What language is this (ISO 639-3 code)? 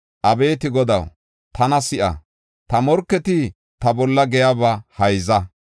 gof